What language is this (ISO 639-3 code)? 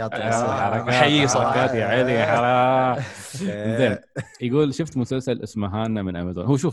ara